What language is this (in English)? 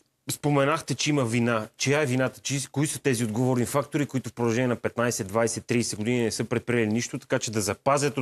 Bulgarian